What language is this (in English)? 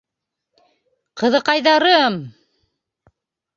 Bashkir